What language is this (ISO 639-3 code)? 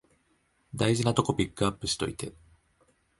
jpn